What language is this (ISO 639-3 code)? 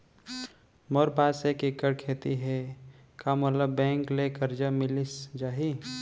hne